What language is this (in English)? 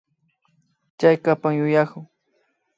Imbabura Highland Quichua